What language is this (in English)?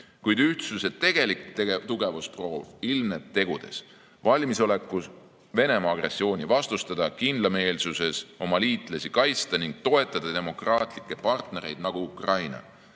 Estonian